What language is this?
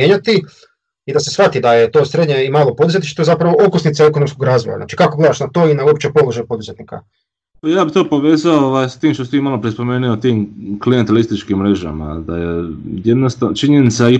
Croatian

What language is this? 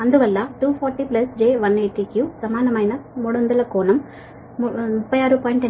Telugu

